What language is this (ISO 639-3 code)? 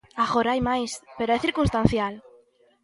glg